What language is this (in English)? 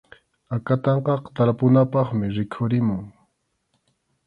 Arequipa-La Unión Quechua